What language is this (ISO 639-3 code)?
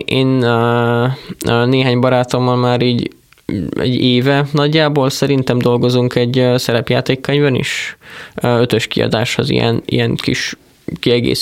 hun